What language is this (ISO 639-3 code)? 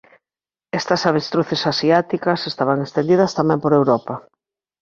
glg